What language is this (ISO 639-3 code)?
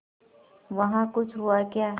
hin